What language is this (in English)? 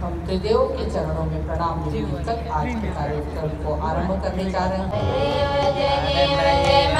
Thai